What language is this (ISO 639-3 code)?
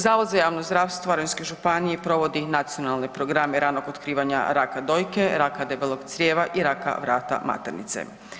hrv